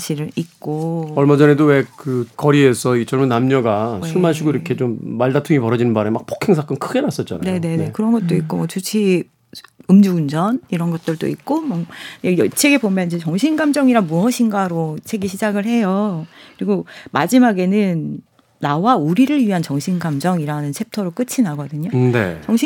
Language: Korean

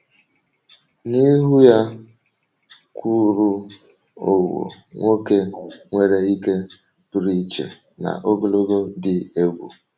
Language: Igbo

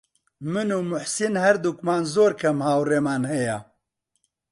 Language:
Central Kurdish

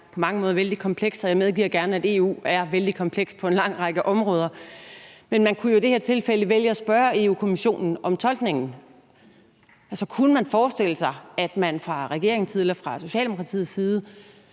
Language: Danish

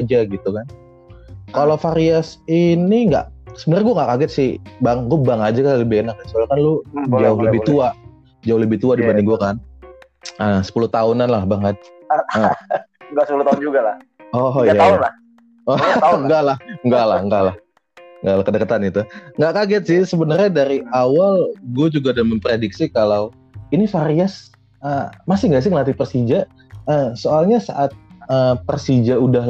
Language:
Indonesian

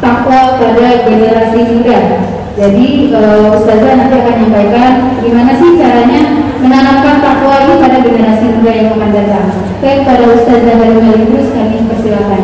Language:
Indonesian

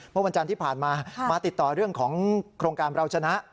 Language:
Thai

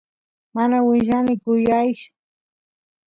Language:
Santiago del Estero Quichua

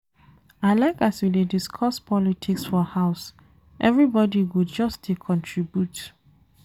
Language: Nigerian Pidgin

